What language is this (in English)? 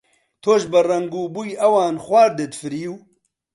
Central Kurdish